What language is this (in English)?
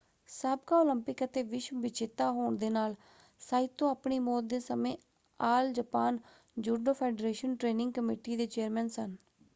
Punjabi